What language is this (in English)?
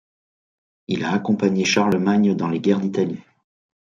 French